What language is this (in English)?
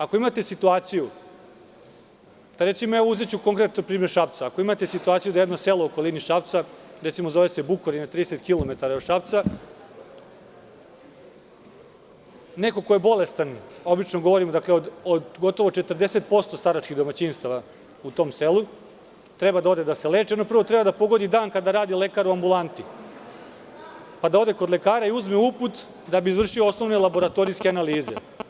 Serbian